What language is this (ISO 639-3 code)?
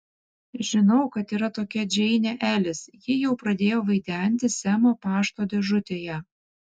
lit